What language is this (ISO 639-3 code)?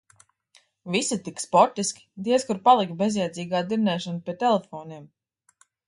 lav